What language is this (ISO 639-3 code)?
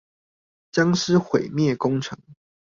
zho